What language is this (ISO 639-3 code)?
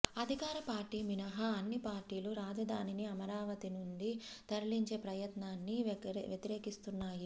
tel